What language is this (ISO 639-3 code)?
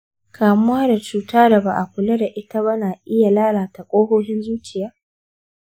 hau